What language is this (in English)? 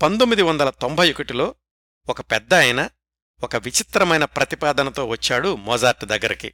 Telugu